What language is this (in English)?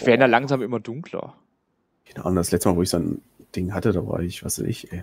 German